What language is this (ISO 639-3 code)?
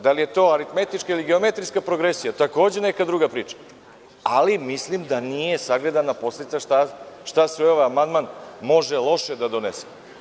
srp